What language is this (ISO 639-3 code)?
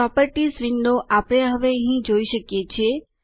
guj